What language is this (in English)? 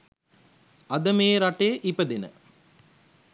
Sinhala